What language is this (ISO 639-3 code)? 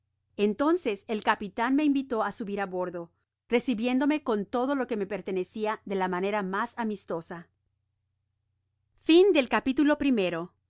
spa